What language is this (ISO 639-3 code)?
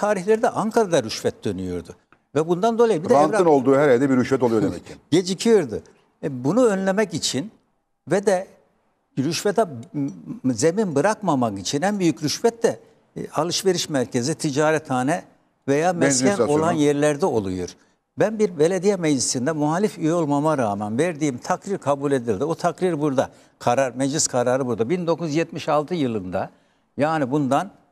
tur